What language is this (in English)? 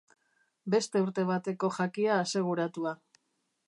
Basque